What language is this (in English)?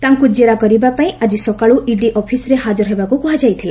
Odia